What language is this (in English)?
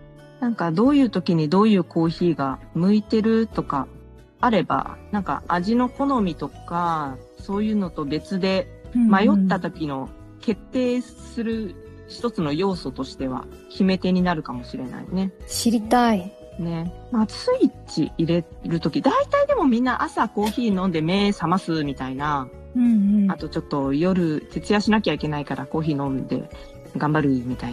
Japanese